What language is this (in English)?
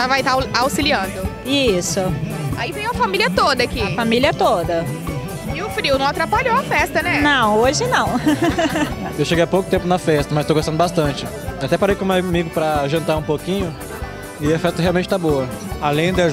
Portuguese